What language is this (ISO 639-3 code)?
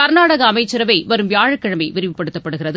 tam